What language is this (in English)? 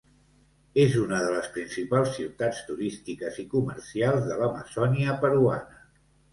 Catalan